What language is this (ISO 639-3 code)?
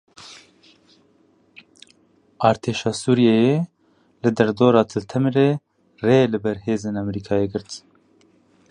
kur